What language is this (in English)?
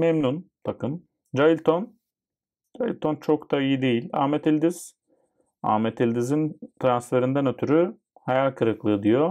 Turkish